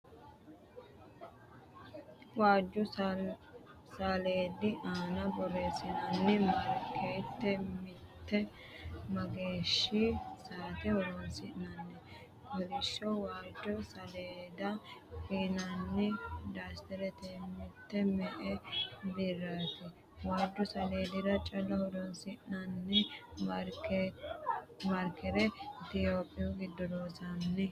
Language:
Sidamo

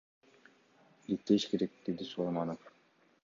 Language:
Kyrgyz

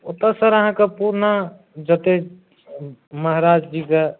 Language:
Maithili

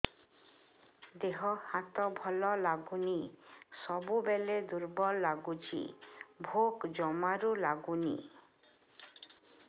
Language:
Odia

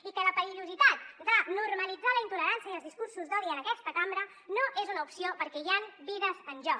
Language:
Catalan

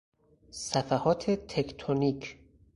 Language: Persian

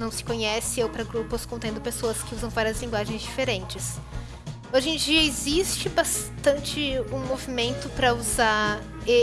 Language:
Portuguese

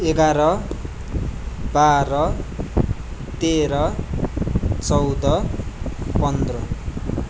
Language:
Nepali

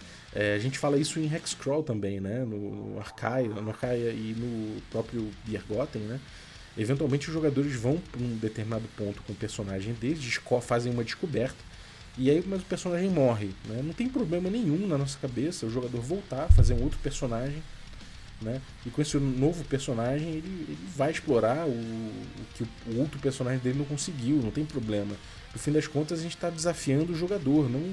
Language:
Portuguese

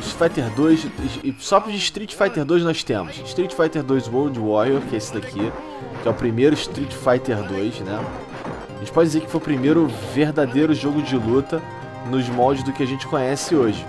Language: Portuguese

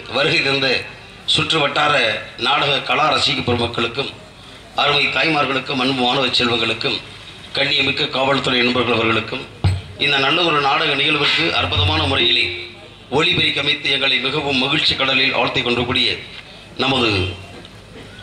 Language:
Arabic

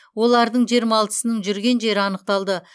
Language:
Kazakh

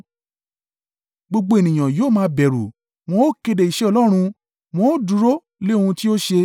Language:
Yoruba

